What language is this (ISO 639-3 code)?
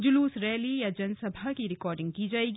hin